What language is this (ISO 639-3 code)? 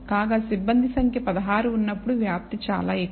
tel